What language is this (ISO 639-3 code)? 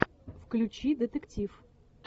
rus